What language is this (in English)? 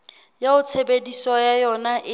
Southern Sotho